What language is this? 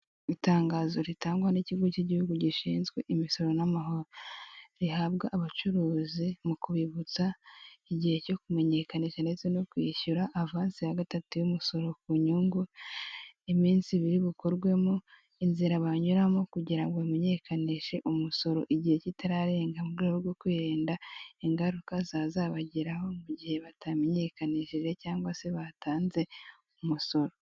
Kinyarwanda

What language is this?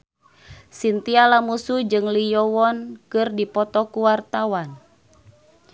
Sundanese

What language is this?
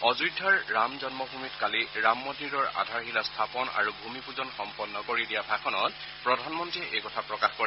Assamese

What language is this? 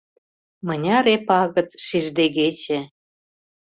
Mari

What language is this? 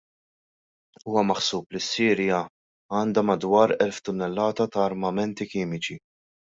Maltese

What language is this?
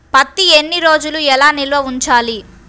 Telugu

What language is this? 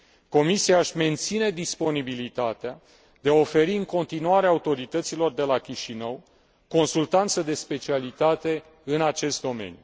Romanian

